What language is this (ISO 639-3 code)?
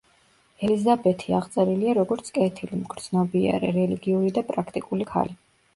kat